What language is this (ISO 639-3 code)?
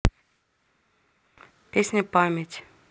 rus